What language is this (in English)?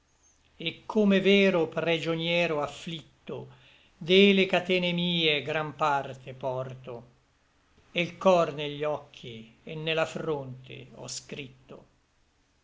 Italian